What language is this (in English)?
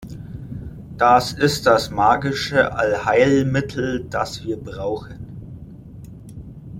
German